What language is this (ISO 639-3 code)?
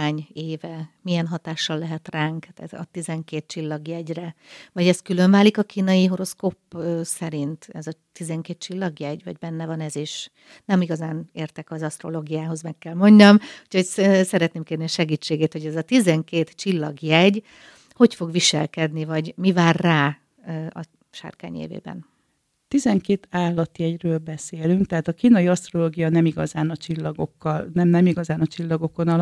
hun